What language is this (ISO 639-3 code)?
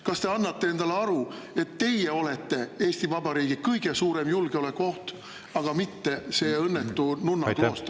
est